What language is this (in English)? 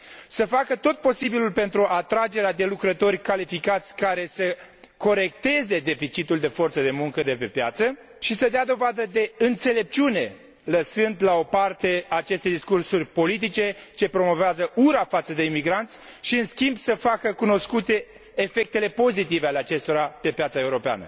Romanian